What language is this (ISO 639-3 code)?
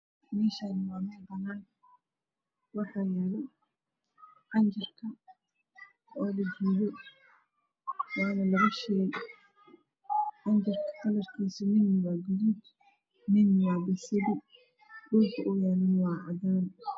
som